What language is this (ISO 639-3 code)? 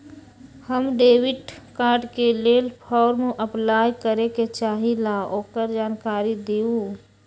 mag